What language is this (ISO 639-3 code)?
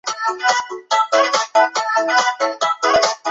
zho